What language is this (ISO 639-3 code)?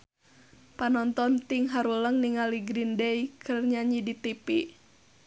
sun